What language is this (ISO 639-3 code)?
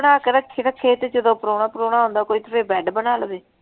pan